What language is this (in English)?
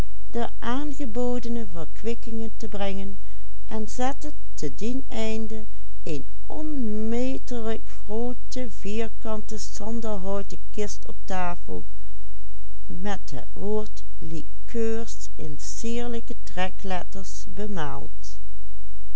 Dutch